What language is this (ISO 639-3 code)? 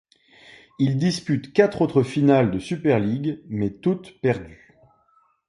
fra